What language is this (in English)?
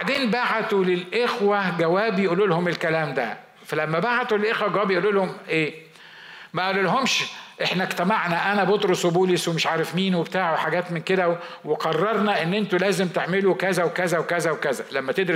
Arabic